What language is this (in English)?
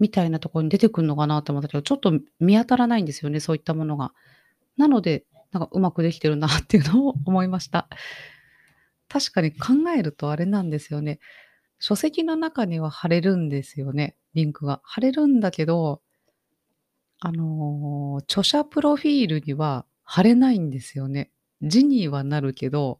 Japanese